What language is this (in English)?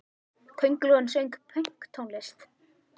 Icelandic